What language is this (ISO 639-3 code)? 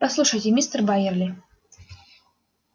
rus